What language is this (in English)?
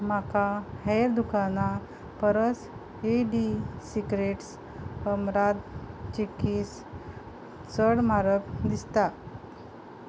Konkani